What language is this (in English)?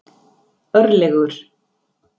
Icelandic